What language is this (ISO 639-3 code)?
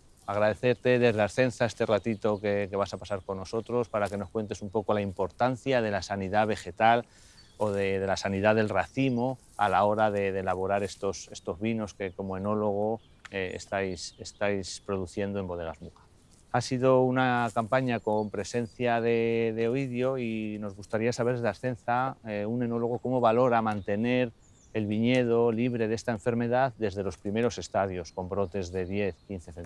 spa